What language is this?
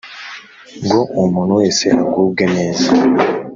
Kinyarwanda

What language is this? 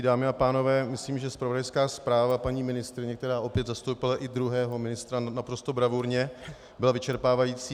Czech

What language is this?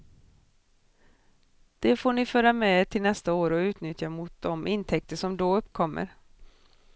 Swedish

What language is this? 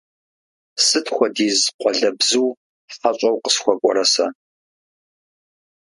Kabardian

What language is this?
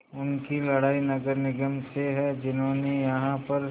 Hindi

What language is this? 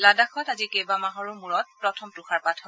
Assamese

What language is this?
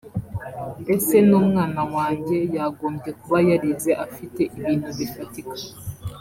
Kinyarwanda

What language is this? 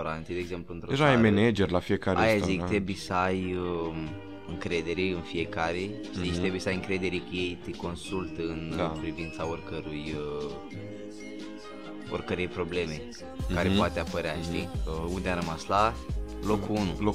Romanian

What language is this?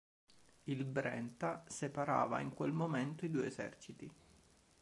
Italian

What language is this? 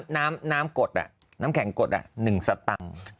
Thai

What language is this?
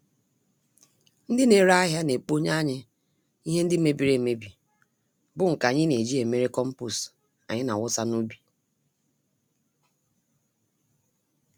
Igbo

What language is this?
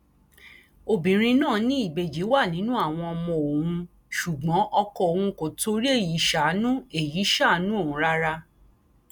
Yoruba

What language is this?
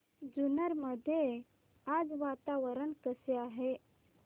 Marathi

